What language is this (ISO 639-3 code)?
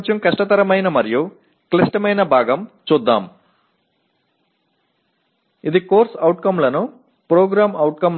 tam